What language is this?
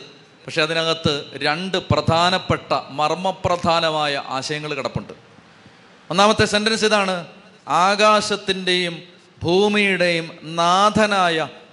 Malayalam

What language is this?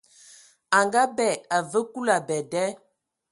Ewondo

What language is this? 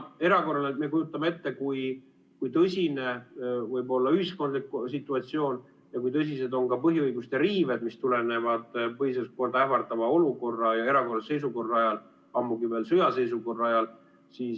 Estonian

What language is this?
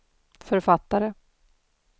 Swedish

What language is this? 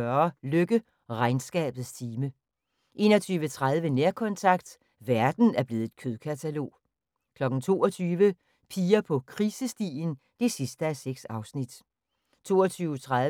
Danish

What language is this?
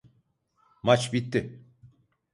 Turkish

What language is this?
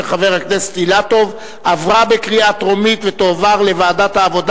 Hebrew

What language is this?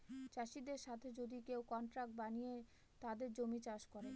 Bangla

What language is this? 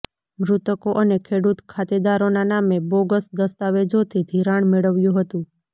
Gujarati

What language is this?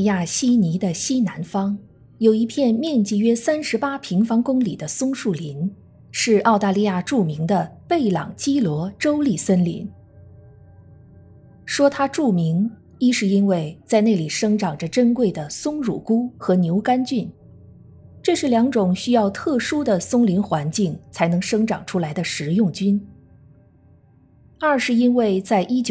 Chinese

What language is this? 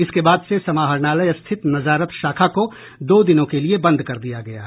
Hindi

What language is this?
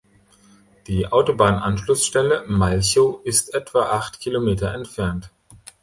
German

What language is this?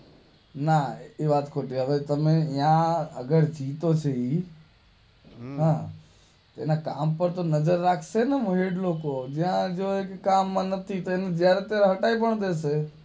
Gujarati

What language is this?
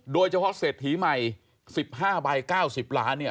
Thai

